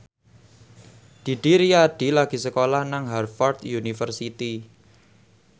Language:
Javanese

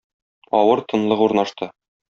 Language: Tatar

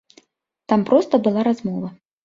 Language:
Belarusian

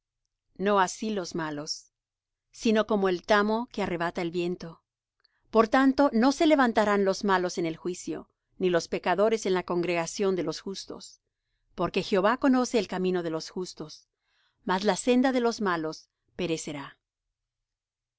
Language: Spanish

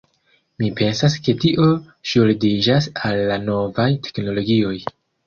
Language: Esperanto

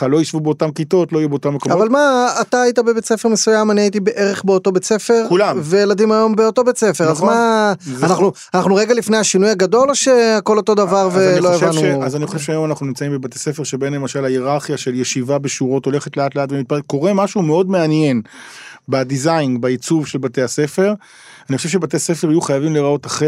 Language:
Hebrew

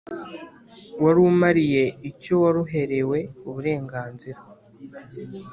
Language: Kinyarwanda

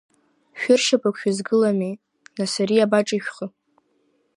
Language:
Abkhazian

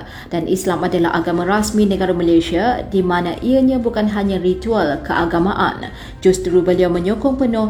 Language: Malay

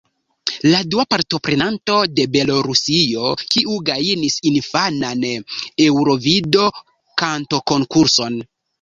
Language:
Esperanto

